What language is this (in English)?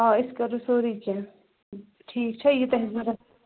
Kashmiri